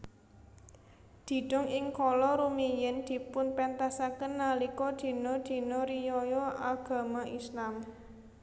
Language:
Javanese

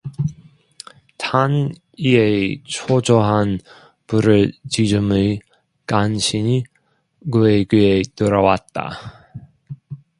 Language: Korean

